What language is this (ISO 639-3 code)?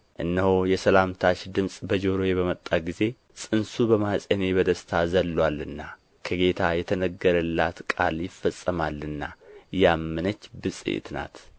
amh